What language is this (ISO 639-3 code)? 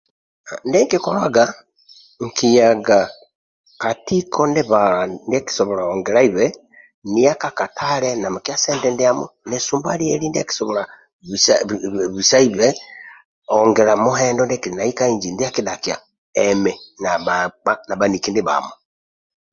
rwm